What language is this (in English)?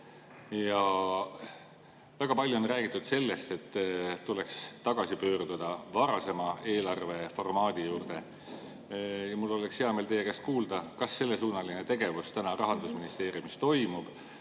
Estonian